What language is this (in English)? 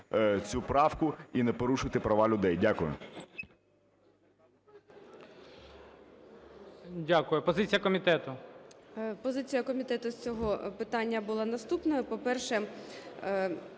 Ukrainian